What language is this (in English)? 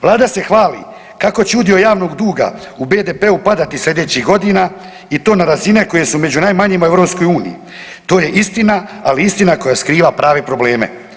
Croatian